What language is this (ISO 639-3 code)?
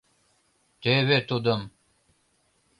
chm